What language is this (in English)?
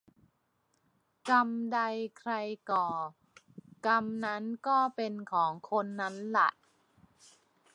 Thai